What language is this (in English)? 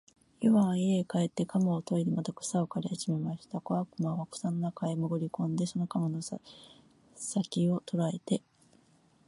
Japanese